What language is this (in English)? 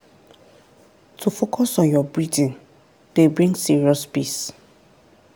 Nigerian Pidgin